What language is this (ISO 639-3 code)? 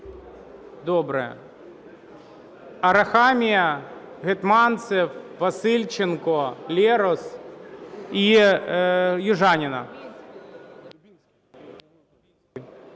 ukr